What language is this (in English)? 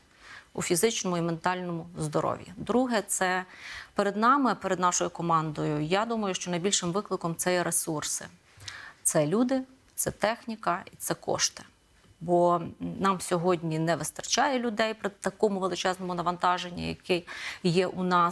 Ukrainian